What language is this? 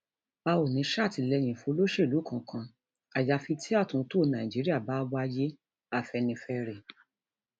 Yoruba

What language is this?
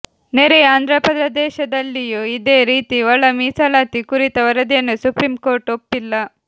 Kannada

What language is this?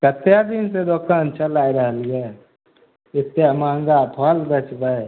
Maithili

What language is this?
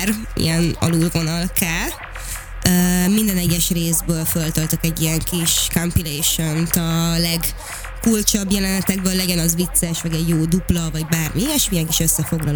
Hungarian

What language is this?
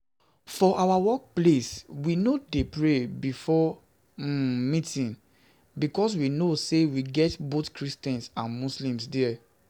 Nigerian Pidgin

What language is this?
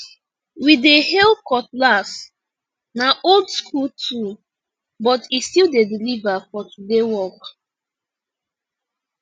Nigerian Pidgin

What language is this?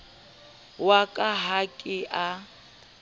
Southern Sotho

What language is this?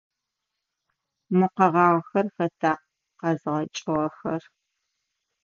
Adyghe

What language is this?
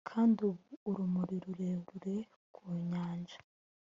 Kinyarwanda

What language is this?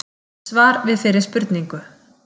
Icelandic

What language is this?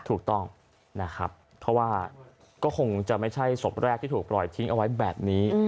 Thai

